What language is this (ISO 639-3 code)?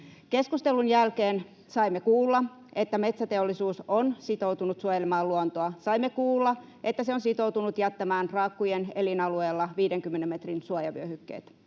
fin